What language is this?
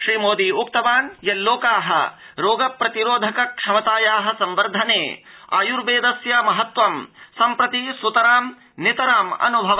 Sanskrit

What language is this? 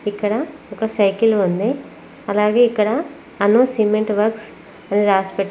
Telugu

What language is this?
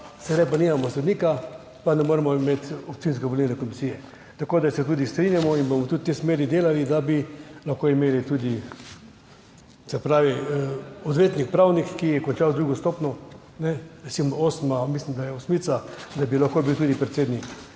Slovenian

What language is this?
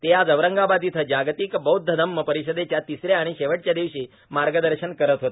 Marathi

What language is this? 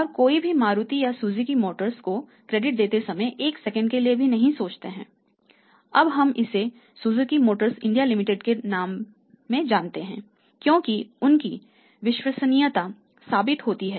Hindi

